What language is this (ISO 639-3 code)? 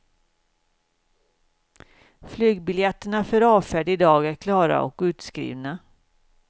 swe